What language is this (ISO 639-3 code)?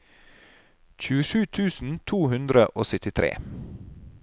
nor